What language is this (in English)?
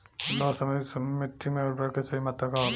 Bhojpuri